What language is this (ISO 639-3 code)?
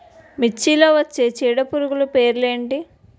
tel